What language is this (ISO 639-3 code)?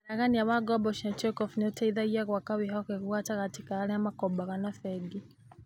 kik